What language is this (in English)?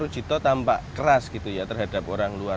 Indonesian